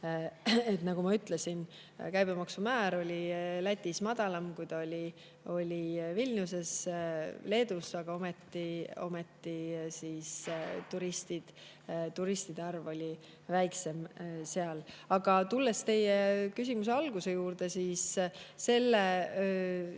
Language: Estonian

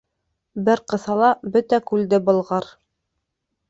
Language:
Bashkir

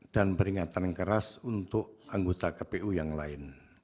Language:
Indonesian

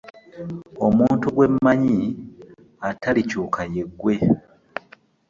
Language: Ganda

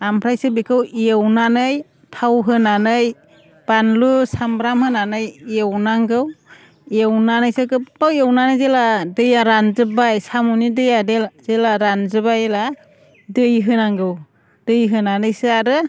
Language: Bodo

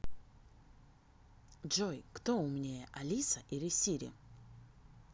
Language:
Russian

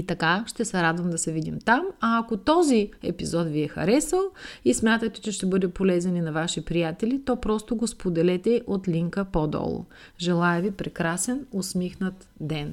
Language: Bulgarian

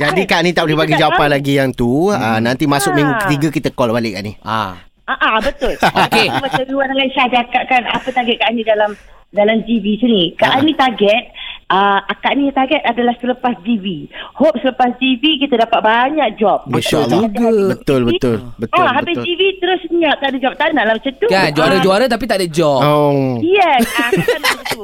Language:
Malay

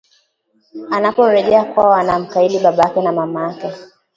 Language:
Swahili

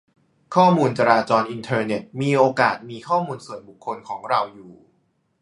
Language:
Thai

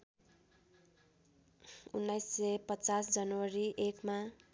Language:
Nepali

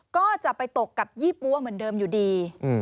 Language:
Thai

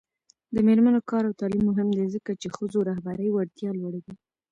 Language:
Pashto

